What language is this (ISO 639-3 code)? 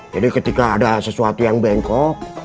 ind